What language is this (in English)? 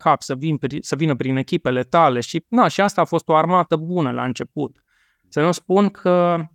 Romanian